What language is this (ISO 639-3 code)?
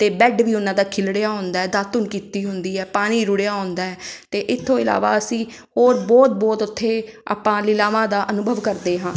pan